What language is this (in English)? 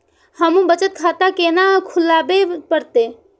Maithili